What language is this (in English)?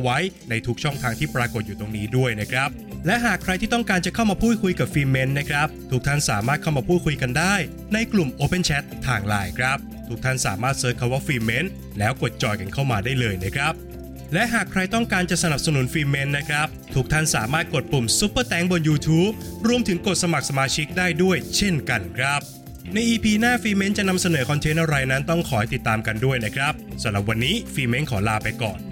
Thai